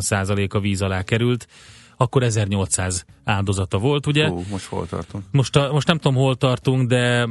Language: Hungarian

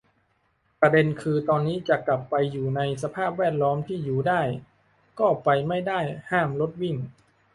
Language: Thai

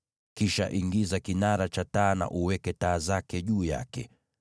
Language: Swahili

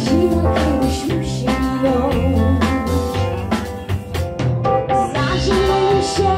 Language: Polish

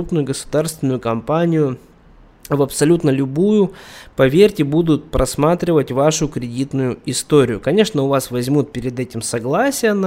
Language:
Russian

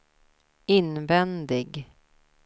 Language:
Swedish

